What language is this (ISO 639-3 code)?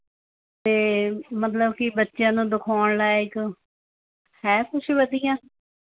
pan